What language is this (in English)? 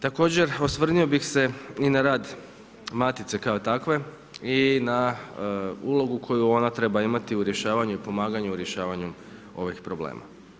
Croatian